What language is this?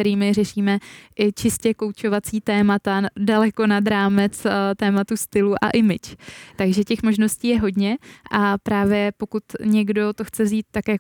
Czech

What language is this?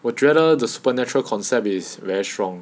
English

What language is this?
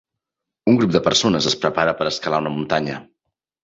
Catalan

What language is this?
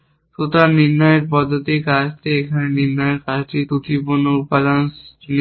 Bangla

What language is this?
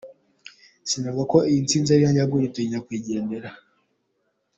Kinyarwanda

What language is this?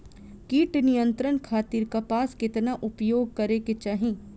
Bhojpuri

